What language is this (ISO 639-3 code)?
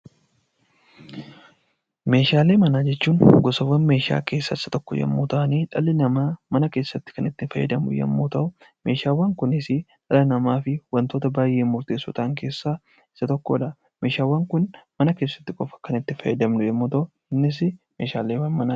orm